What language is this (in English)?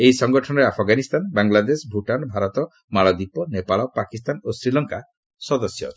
Odia